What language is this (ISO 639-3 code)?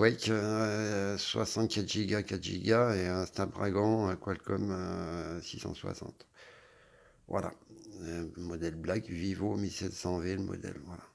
fra